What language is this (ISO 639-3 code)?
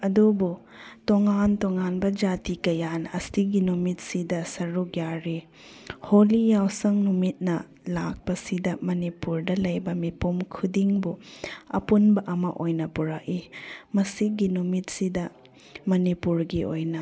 mni